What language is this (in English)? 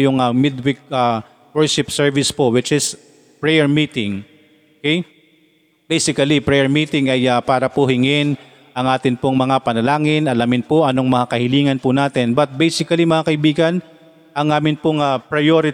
Filipino